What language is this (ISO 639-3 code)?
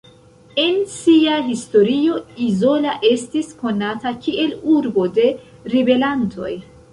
epo